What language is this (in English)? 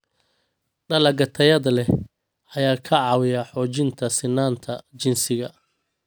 Somali